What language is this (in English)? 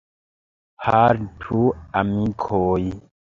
Esperanto